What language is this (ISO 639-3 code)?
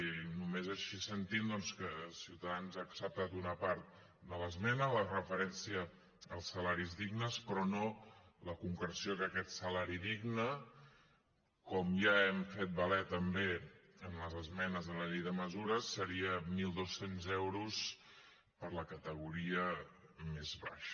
cat